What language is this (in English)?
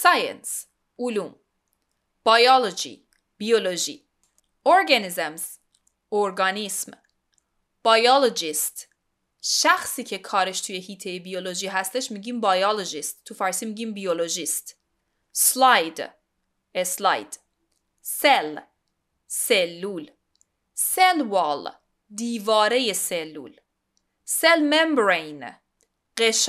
Persian